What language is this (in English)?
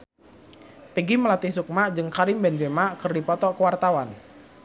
Sundanese